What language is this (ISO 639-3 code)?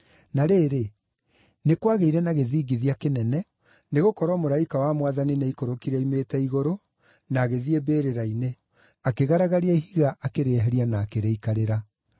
kik